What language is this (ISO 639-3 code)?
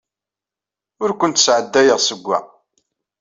kab